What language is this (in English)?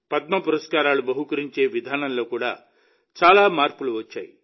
Telugu